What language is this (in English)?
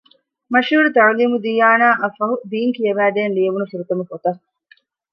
Divehi